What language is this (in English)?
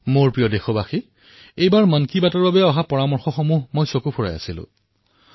Assamese